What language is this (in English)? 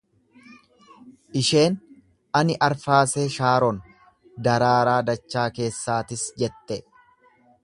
Oromo